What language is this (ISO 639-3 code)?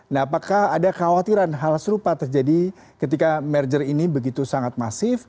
ind